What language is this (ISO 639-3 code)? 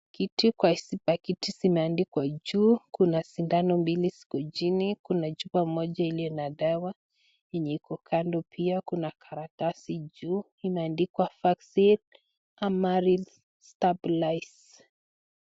swa